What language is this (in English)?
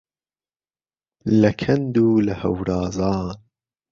Central Kurdish